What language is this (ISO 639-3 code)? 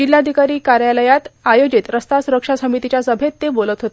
mar